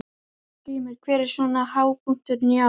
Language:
Icelandic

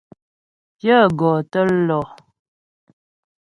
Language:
Ghomala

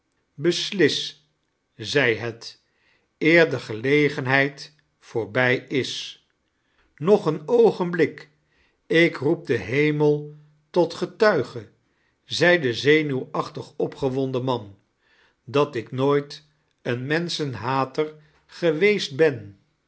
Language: Dutch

